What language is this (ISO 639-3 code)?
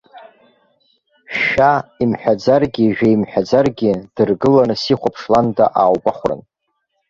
abk